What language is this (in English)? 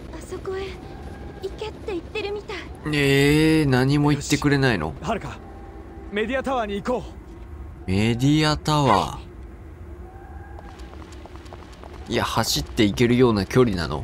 Japanese